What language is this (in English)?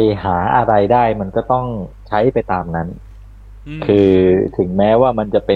Thai